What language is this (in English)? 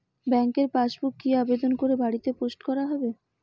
Bangla